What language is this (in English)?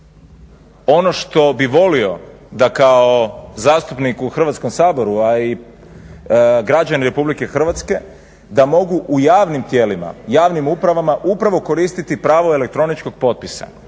Croatian